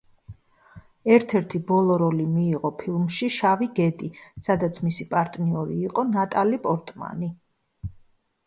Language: Georgian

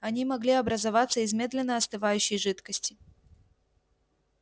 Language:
Russian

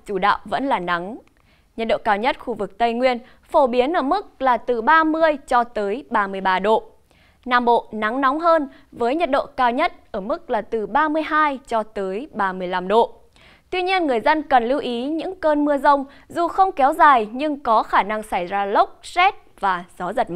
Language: Vietnamese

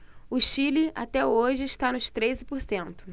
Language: Portuguese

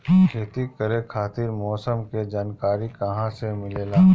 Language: Bhojpuri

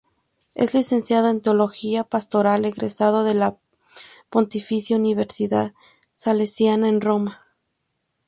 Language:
Spanish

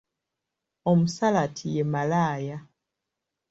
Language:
Ganda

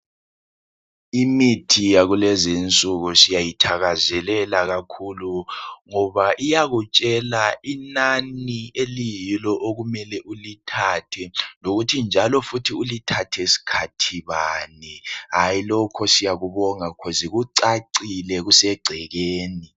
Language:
North Ndebele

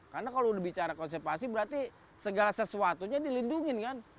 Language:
Indonesian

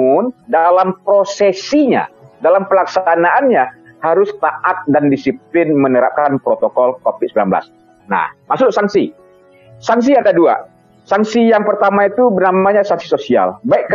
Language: Indonesian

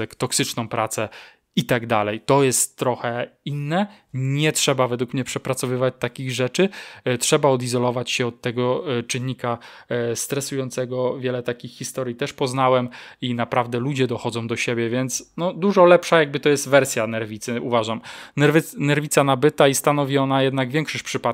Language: Polish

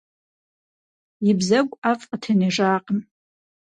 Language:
Kabardian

